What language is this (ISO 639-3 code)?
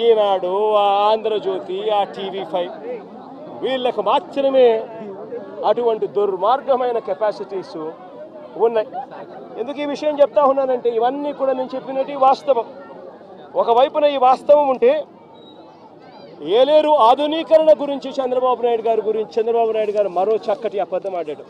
tel